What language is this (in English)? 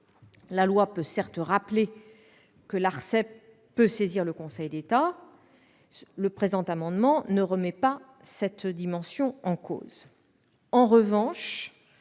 French